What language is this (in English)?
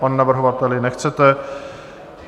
Czech